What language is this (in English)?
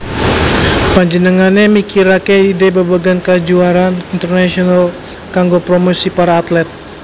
Javanese